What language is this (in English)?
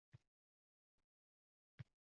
Uzbek